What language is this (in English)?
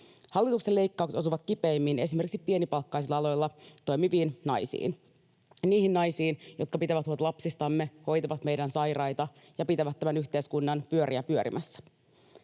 Finnish